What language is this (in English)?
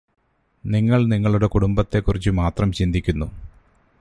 Malayalam